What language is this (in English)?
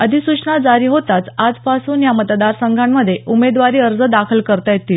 Marathi